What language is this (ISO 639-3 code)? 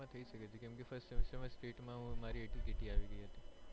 guj